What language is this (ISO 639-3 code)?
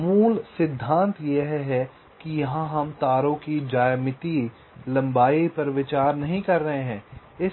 hin